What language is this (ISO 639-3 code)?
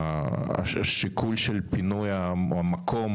heb